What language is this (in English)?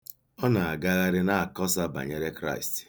Igbo